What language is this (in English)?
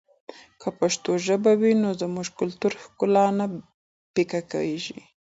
Pashto